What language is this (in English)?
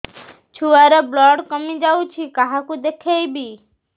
Odia